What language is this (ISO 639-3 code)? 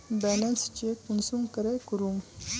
mag